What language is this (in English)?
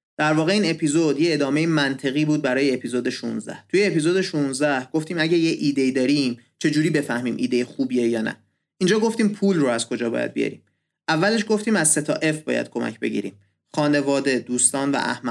Persian